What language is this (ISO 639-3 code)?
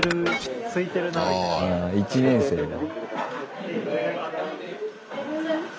jpn